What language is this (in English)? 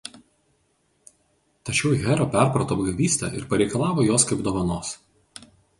Lithuanian